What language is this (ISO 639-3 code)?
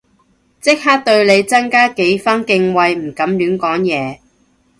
yue